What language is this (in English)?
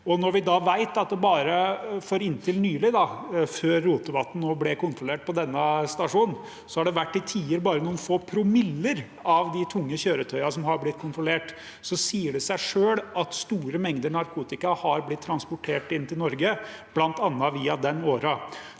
Norwegian